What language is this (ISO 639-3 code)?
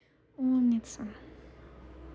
rus